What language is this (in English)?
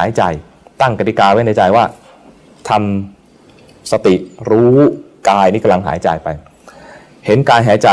Thai